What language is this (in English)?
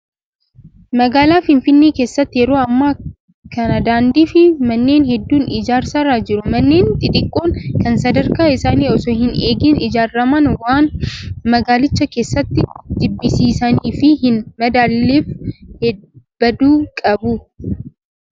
Oromo